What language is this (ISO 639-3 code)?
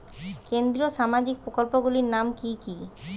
ben